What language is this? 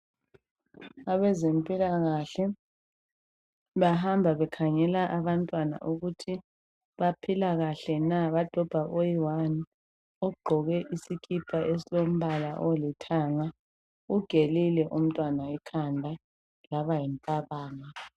North Ndebele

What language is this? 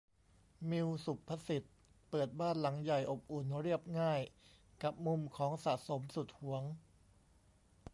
Thai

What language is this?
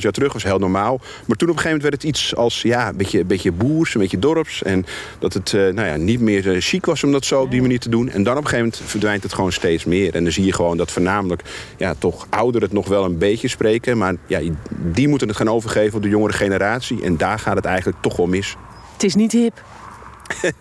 Dutch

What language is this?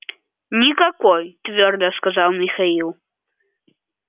Russian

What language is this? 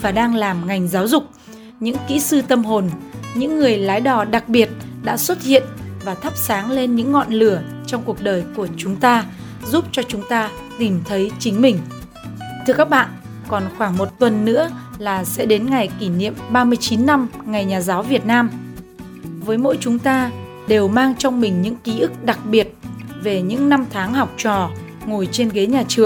Vietnamese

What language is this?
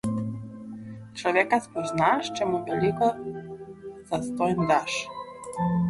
Slovenian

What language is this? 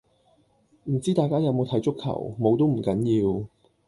Cantonese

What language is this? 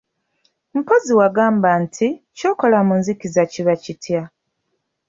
Ganda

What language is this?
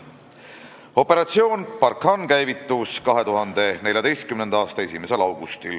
Estonian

